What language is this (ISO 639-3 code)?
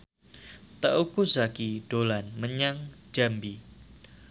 jav